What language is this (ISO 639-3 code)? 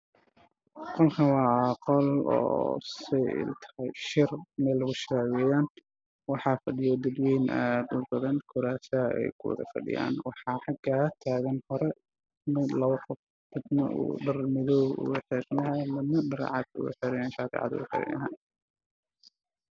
som